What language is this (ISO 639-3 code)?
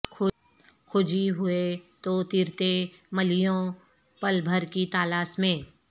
urd